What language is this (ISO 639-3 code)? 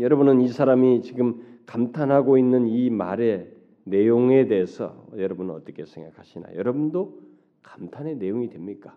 kor